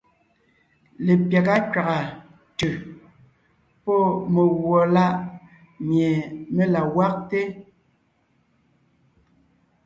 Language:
Ngiemboon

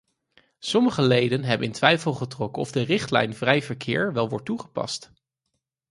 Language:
Dutch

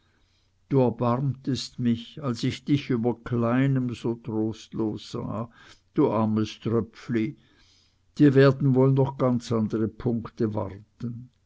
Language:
German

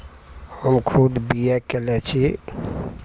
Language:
Maithili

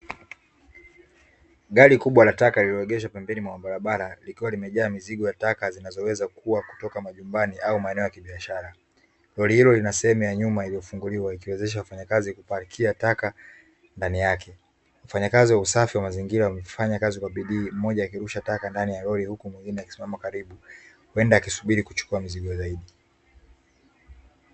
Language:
Swahili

